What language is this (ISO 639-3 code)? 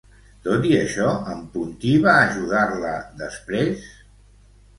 cat